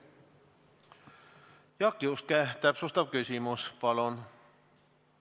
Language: Estonian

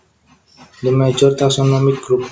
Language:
Javanese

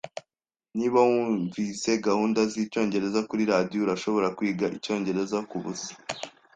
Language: Kinyarwanda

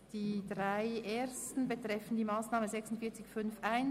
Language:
Swiss German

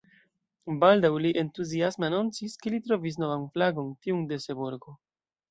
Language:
Esperanto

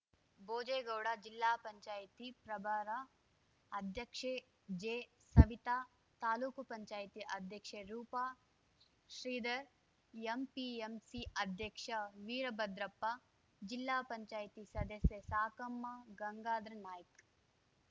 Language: Kannada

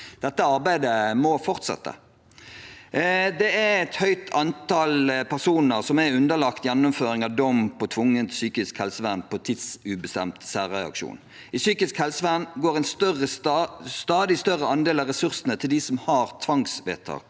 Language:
Norwegian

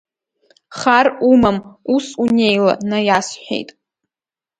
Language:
Abkhazian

